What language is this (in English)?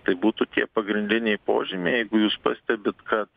Lithuanian